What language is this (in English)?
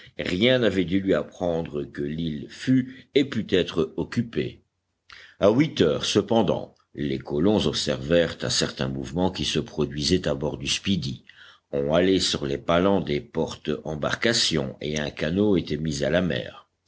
French